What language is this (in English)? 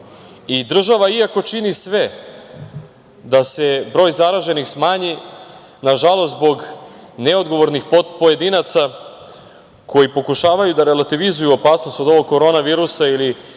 Serbian